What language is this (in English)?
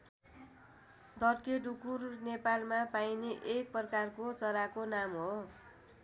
Nepali